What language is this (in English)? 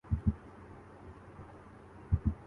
Urdu